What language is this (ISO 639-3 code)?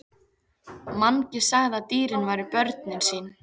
isl